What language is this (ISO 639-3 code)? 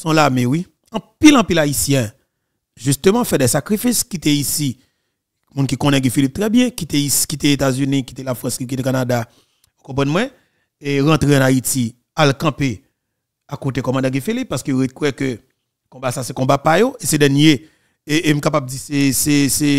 fra